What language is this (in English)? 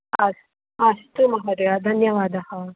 Sanskrit